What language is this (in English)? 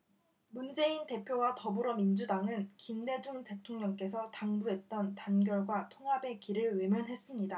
Korean